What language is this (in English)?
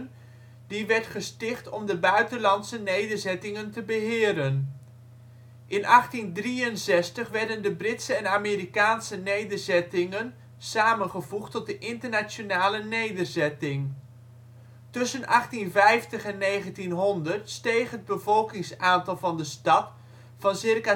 Dutch